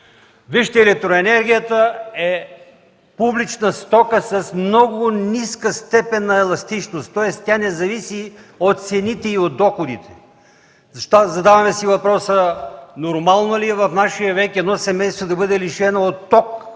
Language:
Bulgarian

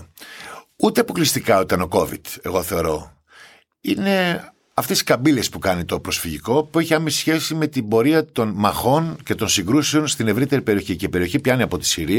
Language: Greek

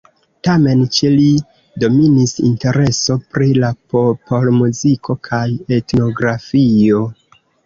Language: Esperanto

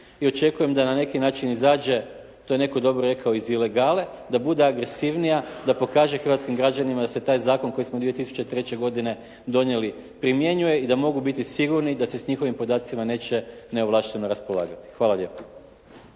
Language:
Croatian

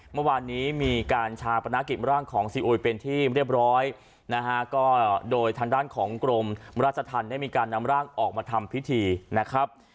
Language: Thai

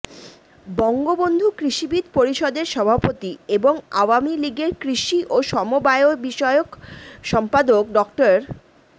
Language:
Bangla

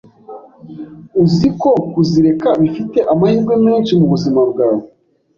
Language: Kinyarwanda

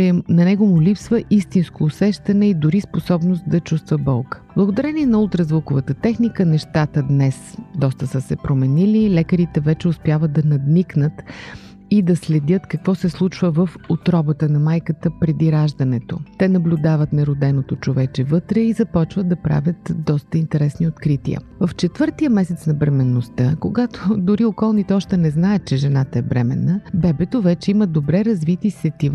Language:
Bulgarian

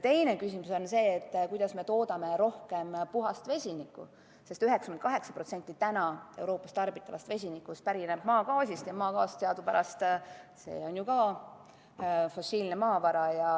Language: Estonian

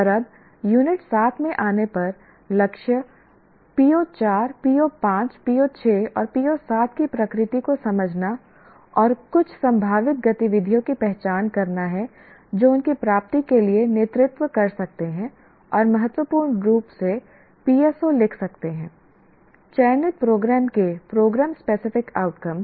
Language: Hindi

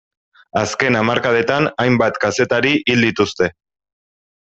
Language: Basque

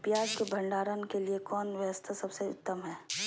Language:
Magahi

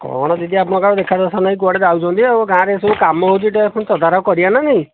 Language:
Odia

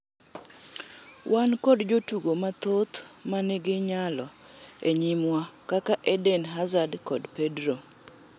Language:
Luo (Kenya and Tanzania)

